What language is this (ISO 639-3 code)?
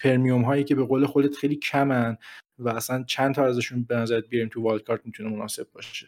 fas